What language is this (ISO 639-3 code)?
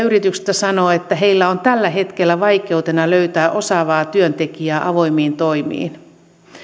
fin